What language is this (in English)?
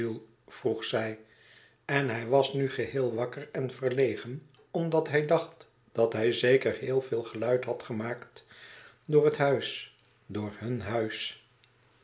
Dutch